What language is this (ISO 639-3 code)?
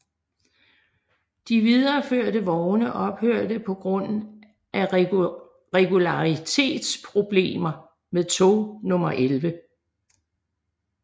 dan